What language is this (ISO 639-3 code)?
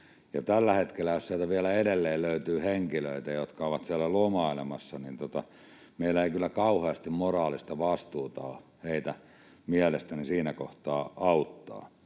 fin